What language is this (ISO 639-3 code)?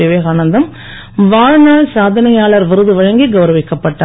tam